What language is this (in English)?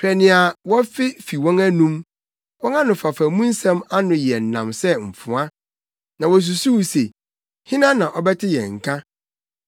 Akan